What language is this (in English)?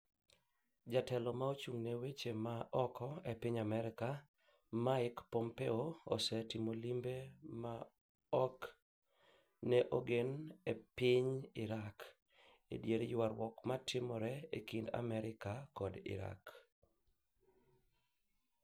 Luo (Kenya and Tanzania)